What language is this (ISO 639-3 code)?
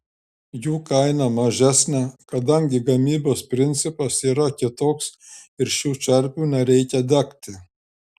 lit